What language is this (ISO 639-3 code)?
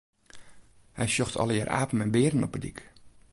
fry